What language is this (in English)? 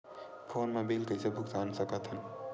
Chhattisgarhi